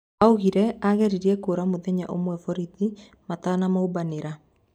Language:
Kikuyu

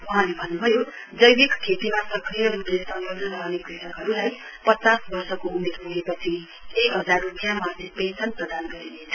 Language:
Nepali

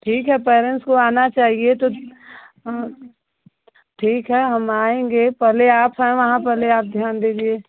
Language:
Hindi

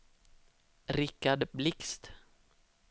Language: Swedish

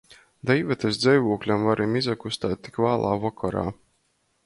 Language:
Latgalian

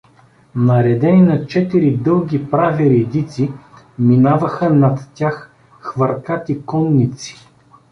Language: Bulgarian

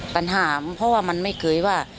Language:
Thai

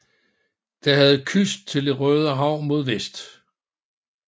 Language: Danish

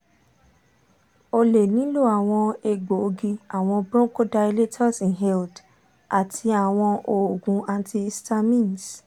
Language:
Yoruba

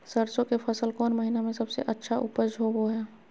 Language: Magahi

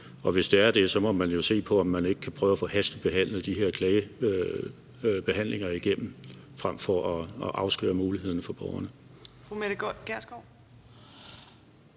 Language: Danish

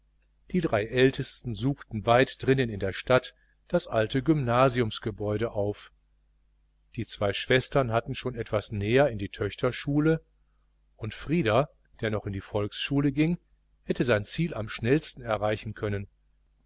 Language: German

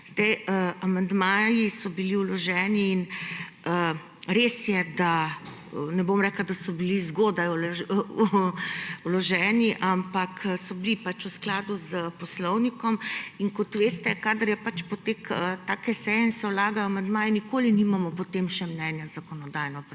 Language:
Slovenian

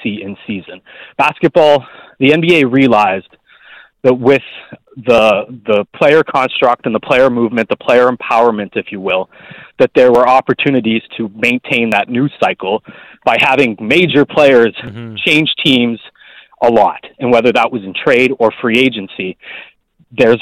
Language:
English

